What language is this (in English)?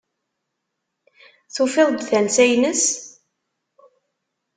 Kabyle